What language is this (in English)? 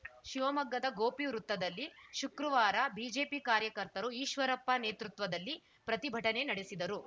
Kannada